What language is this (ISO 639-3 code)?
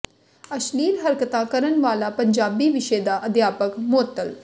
pan